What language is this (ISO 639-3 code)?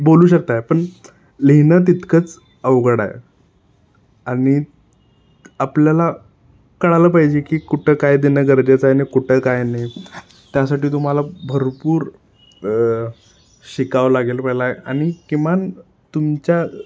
mar